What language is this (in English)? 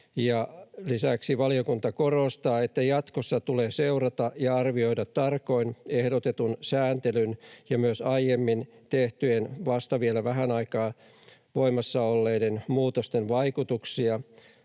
Finnish